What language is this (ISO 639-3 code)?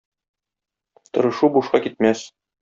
tat